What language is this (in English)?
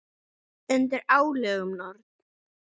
Icelandic